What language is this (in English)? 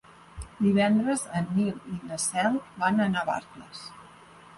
Catalan